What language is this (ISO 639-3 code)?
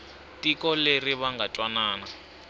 tso